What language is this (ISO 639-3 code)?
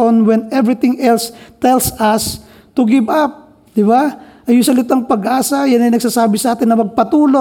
fil